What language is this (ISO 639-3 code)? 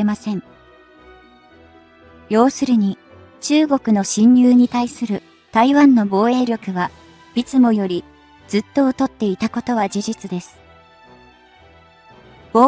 jpn